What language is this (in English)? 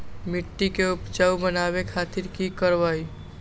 Magahi